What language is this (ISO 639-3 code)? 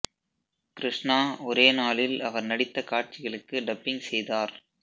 tam